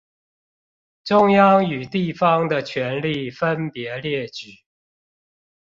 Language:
Chinese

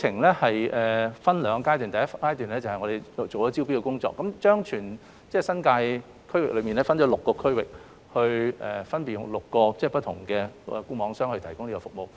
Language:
Cantonese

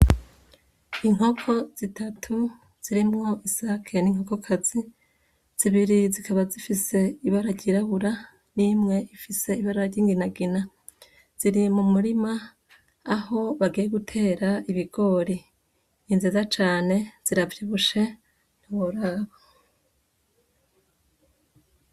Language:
Rundi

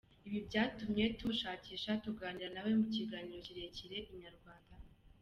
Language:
Kinyarwanda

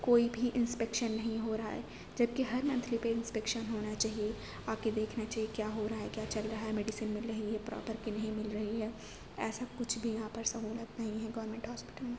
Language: Urdu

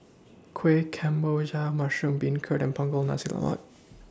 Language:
English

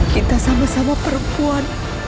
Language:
Indonesian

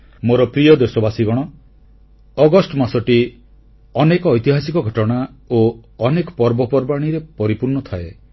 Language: Odia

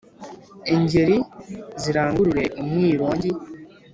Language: Kinyarwanda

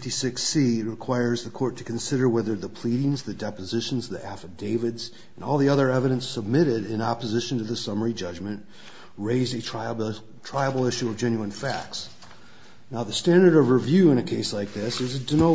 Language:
English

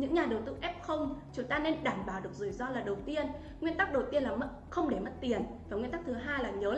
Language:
Vietnamese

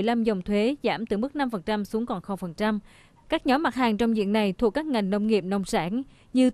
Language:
Vietnamese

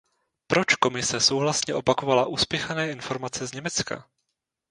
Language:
Czech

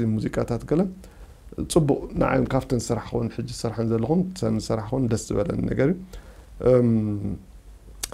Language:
Arabic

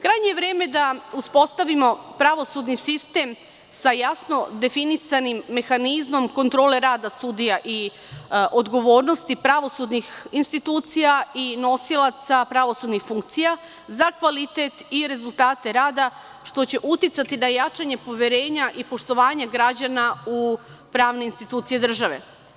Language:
Serbian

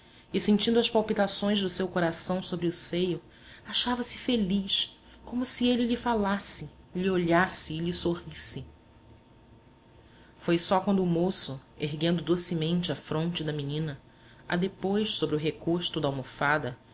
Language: Portuguese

